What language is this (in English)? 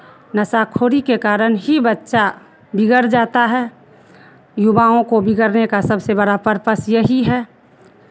Hindi